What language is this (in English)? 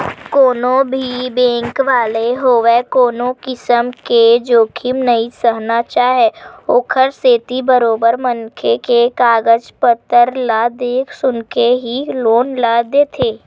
Chhattisgarhi